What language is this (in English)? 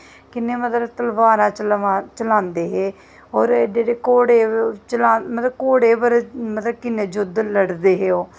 Dogri